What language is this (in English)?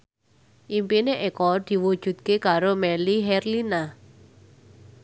Javanese